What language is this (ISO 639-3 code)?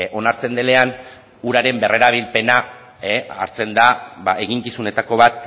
eus